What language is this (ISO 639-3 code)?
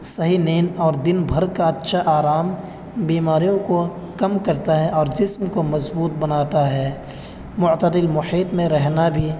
urd